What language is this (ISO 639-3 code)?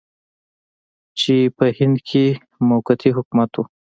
pus